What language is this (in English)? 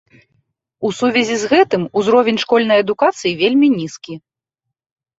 Belarusian